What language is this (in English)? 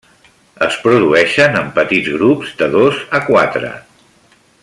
Catalan